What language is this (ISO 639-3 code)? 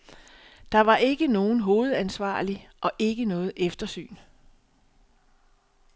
dan